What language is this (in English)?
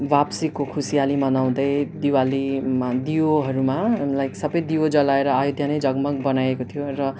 Nepali